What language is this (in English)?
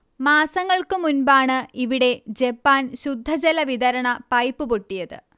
Malayalam